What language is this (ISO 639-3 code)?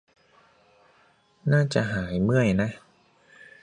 tha